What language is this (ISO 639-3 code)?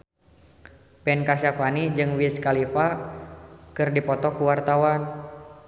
sun